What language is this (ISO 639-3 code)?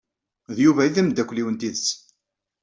kab